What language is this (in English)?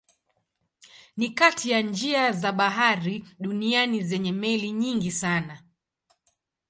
Swahili